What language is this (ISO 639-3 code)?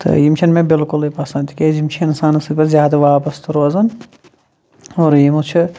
kas